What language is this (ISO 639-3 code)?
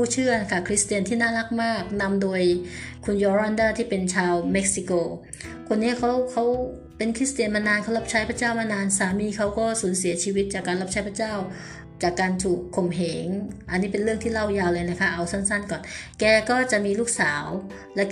tha